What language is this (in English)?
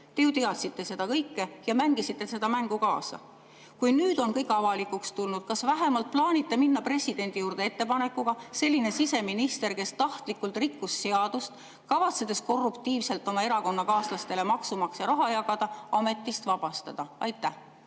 Estonian